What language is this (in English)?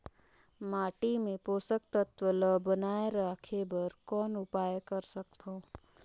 Chhattisgarhi